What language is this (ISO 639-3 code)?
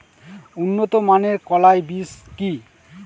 ben